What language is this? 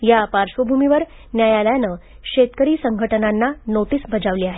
Marathi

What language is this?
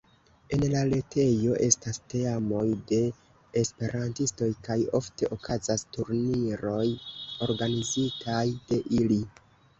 Esperanto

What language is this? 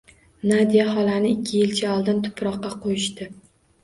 Uzbek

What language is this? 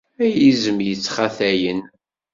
Kabyle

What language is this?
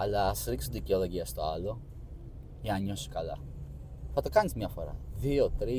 Greek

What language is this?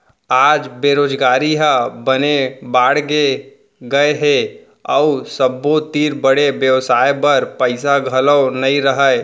Chhattisgarhi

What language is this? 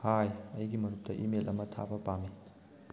Manipuri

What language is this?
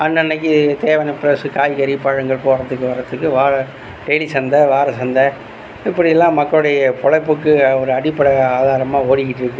Tamil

